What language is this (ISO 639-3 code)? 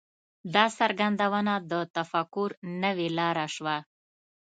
pus